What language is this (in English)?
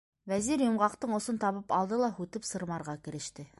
Bashkir